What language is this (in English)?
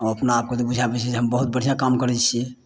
Maithili